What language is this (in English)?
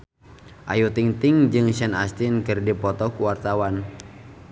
Sundanese